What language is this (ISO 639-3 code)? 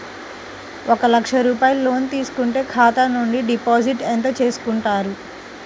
tel